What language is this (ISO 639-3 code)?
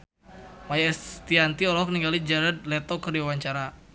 sun